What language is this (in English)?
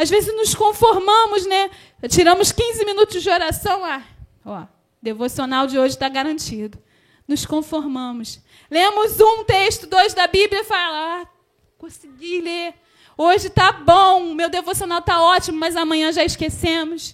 Portuguese